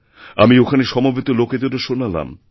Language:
Bangla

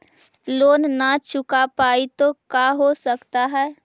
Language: Magahi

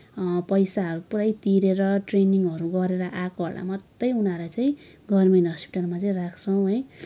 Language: Nepali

